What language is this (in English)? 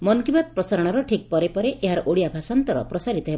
Odia